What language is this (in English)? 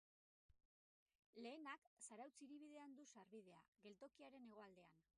Basque